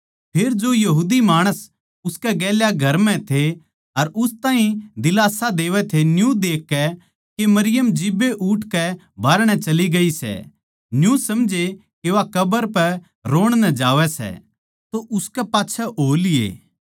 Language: Haryanvi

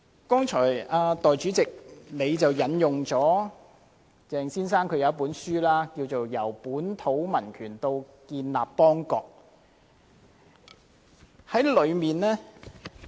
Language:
Cantonese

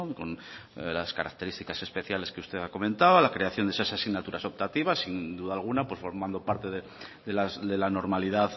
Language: Spanish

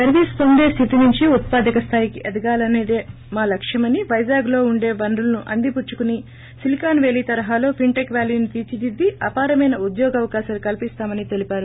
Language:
Telugu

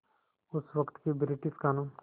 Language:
Hindi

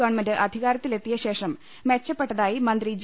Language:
Malayalam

